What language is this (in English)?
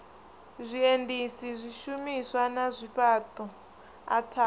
Venda